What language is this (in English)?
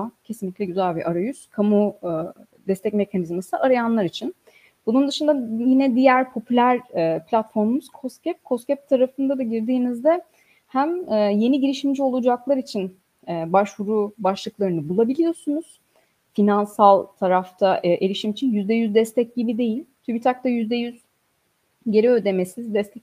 Turkish